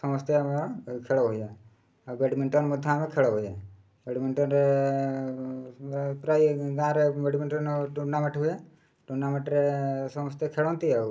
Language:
Odia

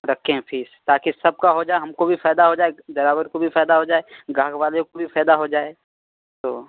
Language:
Urdu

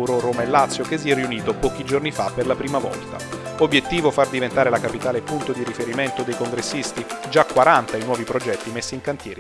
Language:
Italian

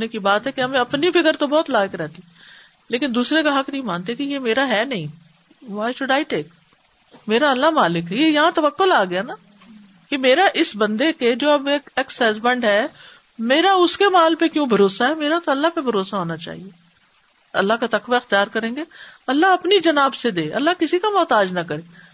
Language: Urdu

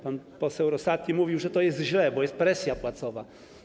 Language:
Polish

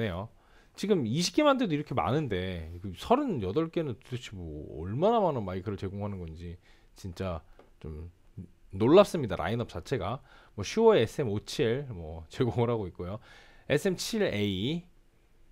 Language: Korean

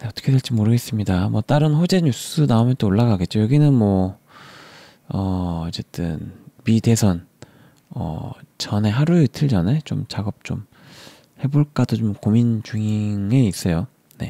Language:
Korean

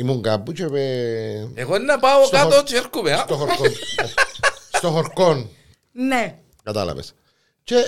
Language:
Greek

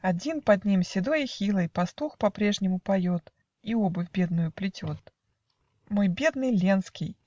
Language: Russian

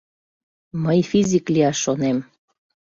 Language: Mari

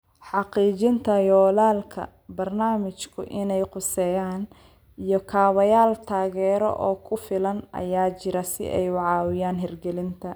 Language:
Somali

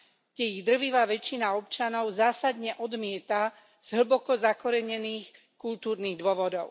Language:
Slovak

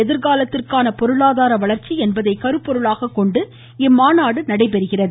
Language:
Tamil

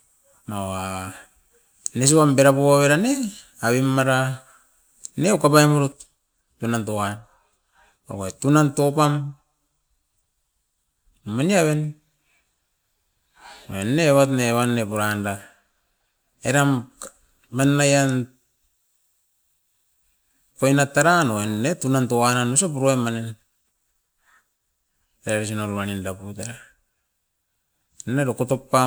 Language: Askopan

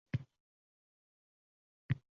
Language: Uzbek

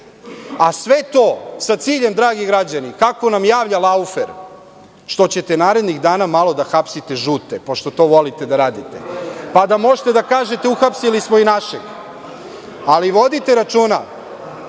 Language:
Serbian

